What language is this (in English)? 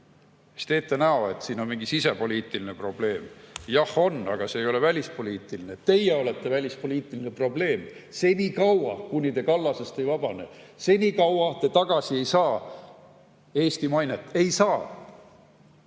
Estonian